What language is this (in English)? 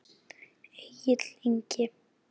Icelandic